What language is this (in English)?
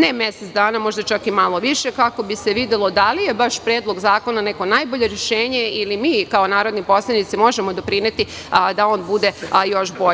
Serbian